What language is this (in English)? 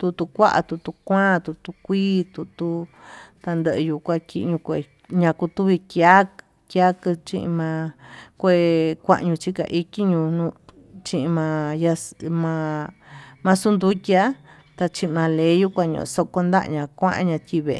Tututepec Mixtec